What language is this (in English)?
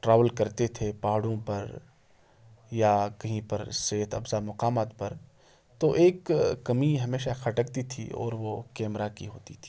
Urdu